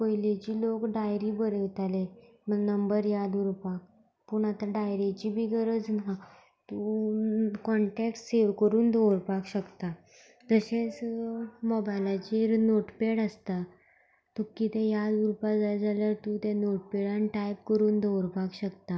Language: Konkani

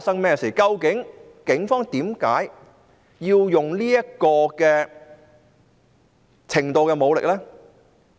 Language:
Cantonese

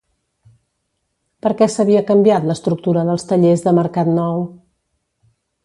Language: Catalan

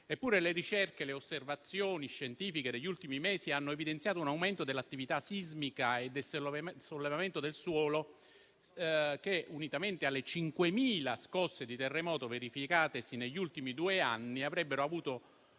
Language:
Italian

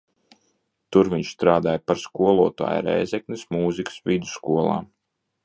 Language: Latvian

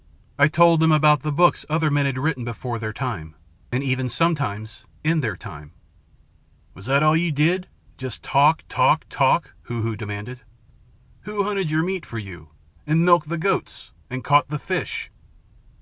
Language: English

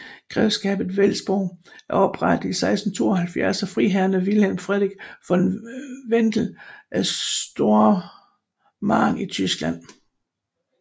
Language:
Danish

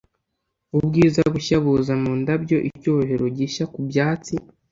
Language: Kinyarwanda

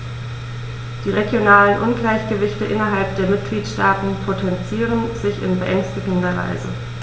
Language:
German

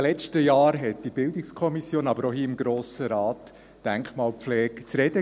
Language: Swiss German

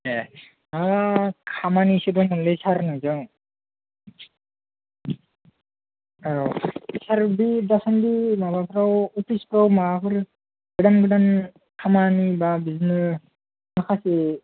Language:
Bodo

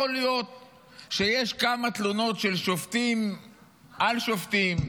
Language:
Hebrew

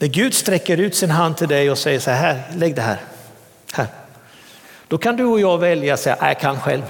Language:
Swedish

